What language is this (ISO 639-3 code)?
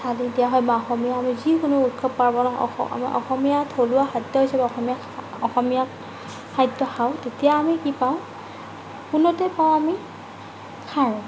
asm